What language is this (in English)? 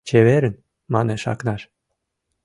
Mari